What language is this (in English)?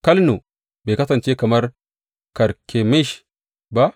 Hausa